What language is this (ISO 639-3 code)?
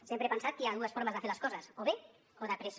cat